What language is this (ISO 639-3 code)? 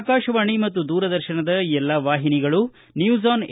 kan